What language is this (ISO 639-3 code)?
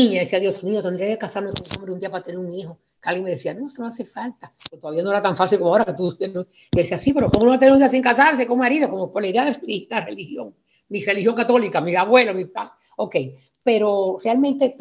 spa